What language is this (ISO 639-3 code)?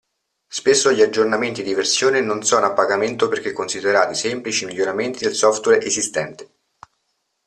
ita